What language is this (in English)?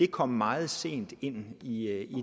Danish